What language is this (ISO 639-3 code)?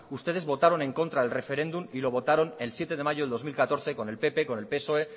spa